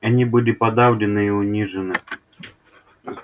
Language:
Russian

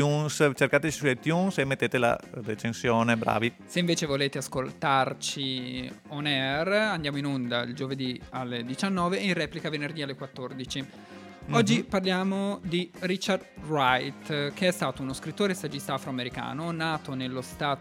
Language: Italian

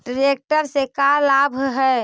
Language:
Magahi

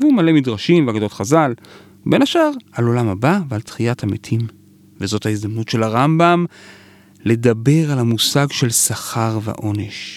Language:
Hebrew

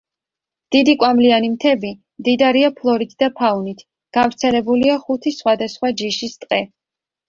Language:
Georgian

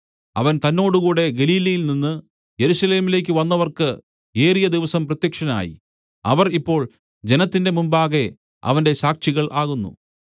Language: Malayalam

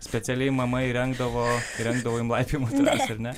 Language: Lithuanian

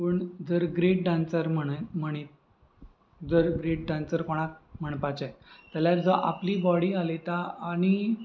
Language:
Konkani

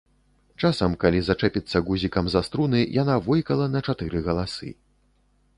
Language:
Belarusian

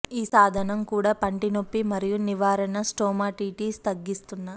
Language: Telugu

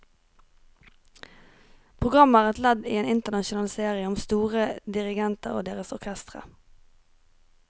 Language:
Norwegian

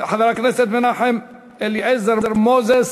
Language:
Hebrew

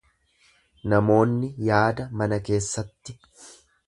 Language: Oromo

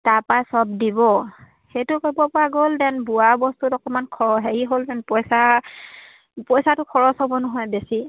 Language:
Assamese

